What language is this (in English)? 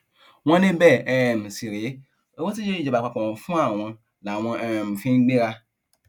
Yoruba